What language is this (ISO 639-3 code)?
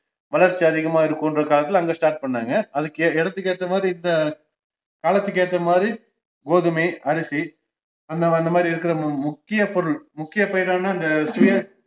tam